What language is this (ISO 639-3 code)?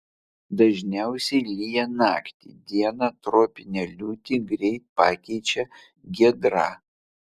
lit